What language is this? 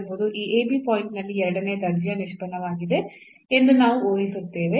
Kannada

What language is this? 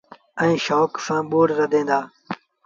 Sindhi Bhil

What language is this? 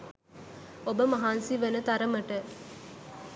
Sinhala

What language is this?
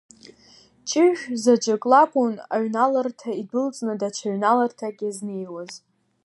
Abkhazian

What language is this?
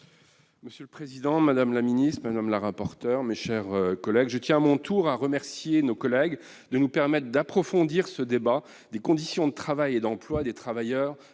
French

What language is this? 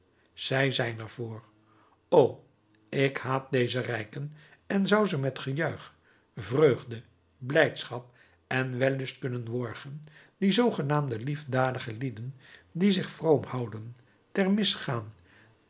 Dutch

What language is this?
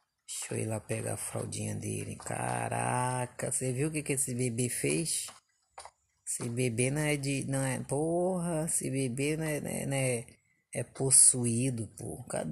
Portuguese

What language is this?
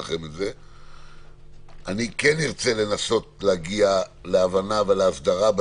Hebrew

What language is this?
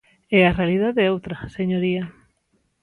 Galician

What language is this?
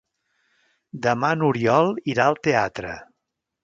Catalan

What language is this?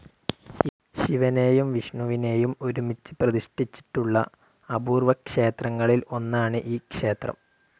Malayalam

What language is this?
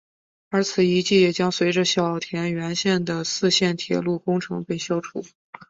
Chinese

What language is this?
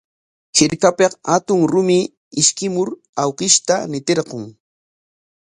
Corongo Ancash Quechua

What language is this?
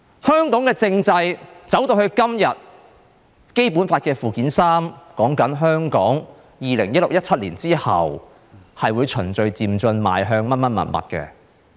Cantonese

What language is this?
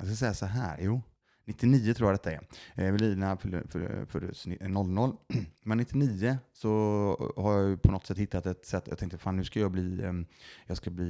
Swedish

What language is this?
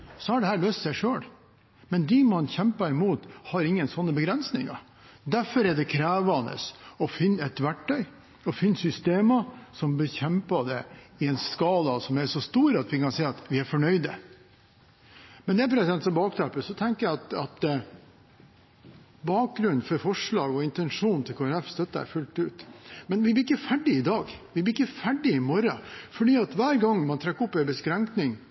Norwegian Bokmål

